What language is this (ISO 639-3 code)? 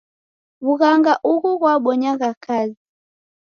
dav